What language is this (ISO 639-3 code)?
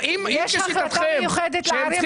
heb